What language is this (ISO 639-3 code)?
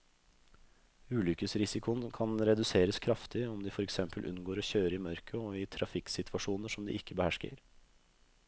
nor